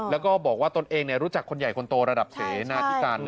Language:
Thai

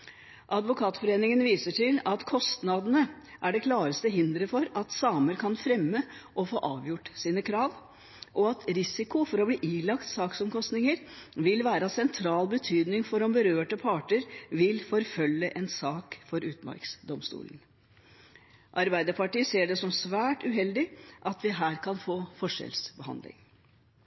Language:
Norwegian Bokmål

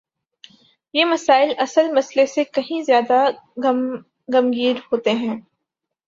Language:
Urdu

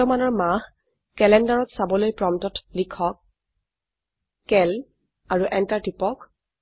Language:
Assamese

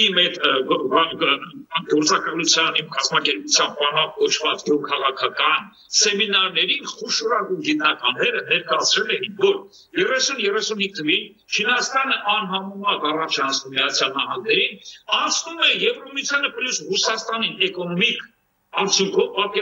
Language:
Romanian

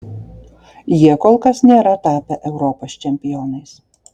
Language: Lithuanian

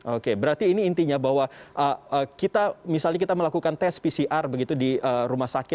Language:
Indonesian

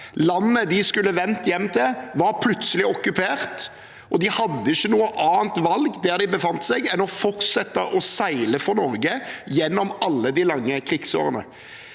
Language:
Norwegian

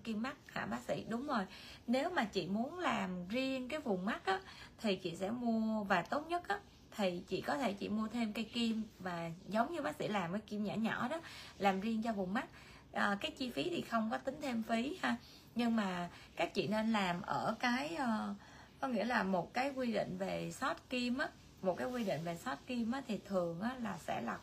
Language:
Vietnamese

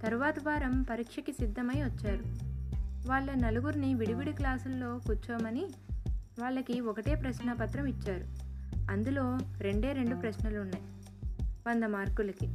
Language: Telugu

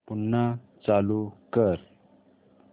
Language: Marathi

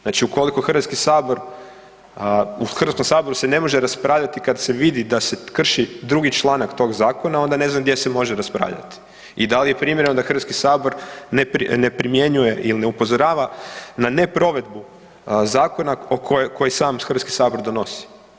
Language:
Croatian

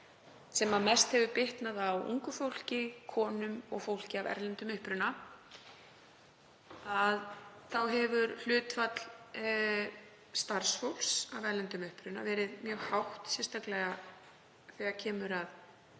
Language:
Icelandic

